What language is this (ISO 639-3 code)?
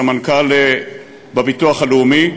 heb